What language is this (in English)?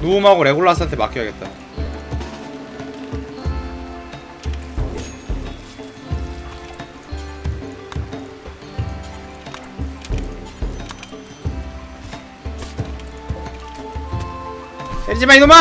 Korean